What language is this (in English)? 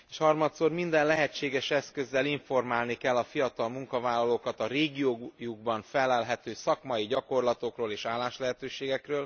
Hungarian